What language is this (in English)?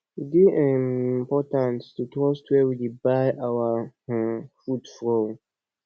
Nigerian Pidgin